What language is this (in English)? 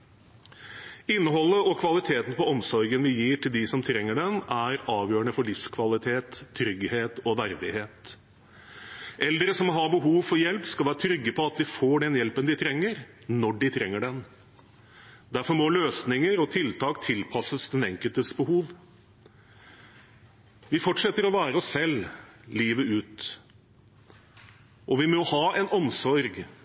Norwegian Bokmål